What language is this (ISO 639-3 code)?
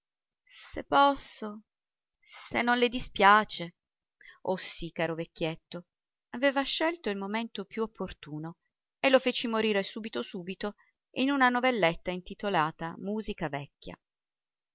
ita